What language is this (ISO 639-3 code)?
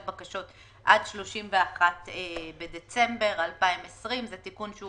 heb